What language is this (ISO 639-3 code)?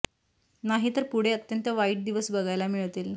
mar